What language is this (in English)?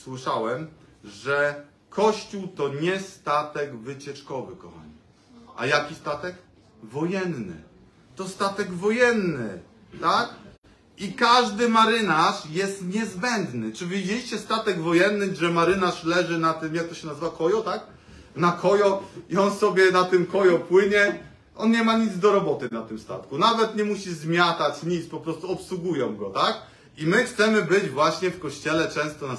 Polish